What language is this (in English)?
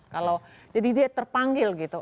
Indonesian